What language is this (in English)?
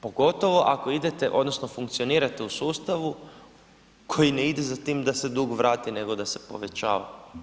Croatian